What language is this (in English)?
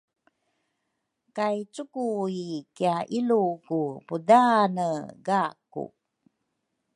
Rukai